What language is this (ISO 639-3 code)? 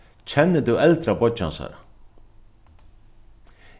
fao